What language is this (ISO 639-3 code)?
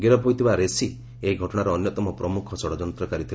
ori